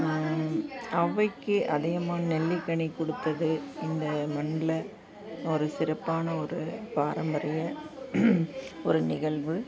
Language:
Tamil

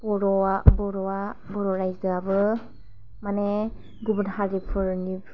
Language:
Bodo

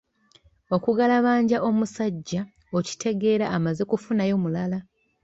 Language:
Ganda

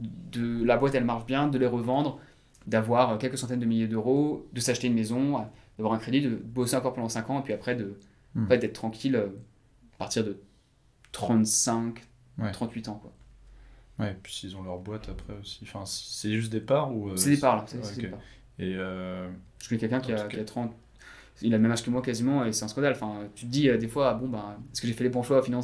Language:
French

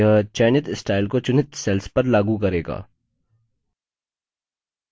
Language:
Hindi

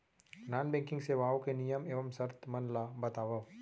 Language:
Chhattisgarhi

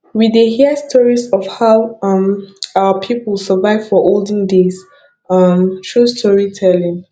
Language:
Nigerian Pidgin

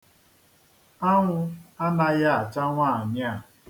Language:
Igbo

